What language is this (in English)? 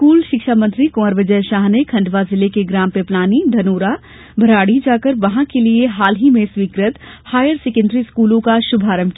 Hindi